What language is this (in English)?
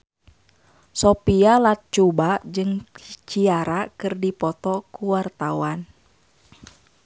Sundanese